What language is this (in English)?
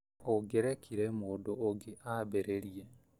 Kikuyu